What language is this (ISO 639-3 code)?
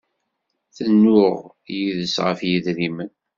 kab